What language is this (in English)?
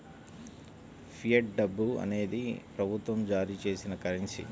Telugu